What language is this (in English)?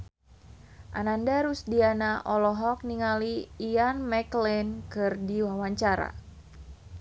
Sundanese